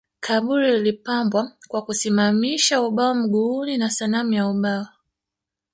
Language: Swahili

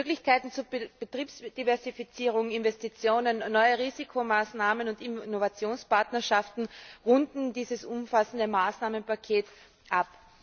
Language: German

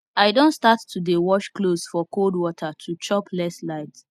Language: Nigerian Pidgin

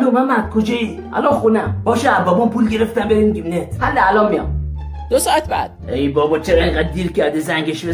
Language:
Persian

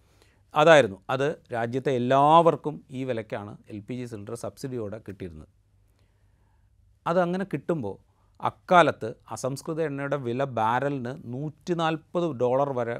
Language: Malayalam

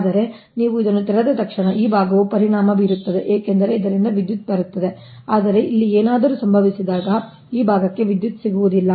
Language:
Kannada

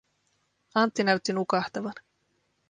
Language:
Finnish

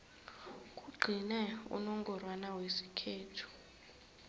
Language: South Ndebele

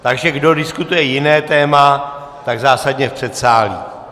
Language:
Czech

